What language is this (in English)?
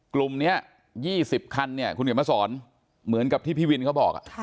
Thai